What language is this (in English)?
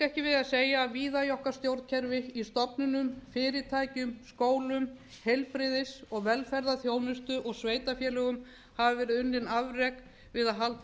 Icelandic